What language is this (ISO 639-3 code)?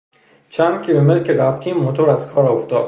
fas